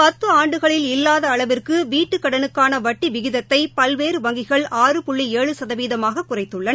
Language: Tamil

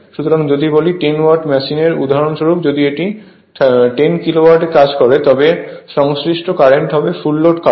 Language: Bangla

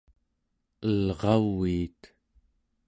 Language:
Central Yupik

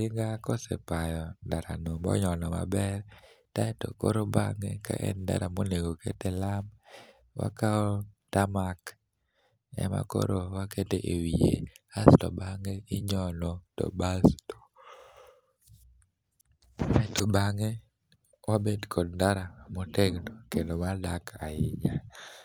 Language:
Luo (Kenya and Tanzania)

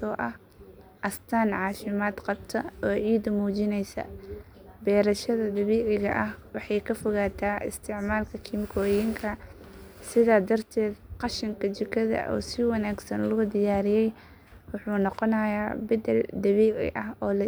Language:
Somali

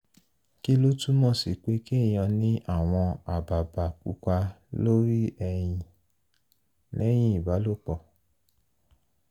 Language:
Yoruba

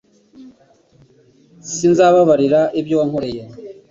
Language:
Kinyarwanda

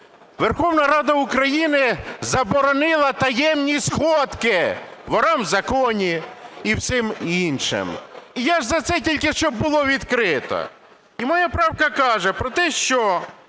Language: Ukrainian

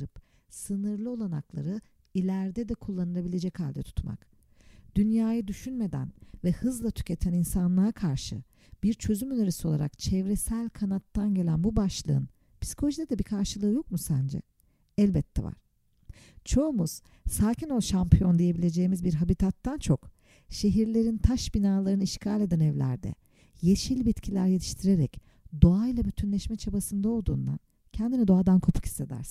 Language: Turkish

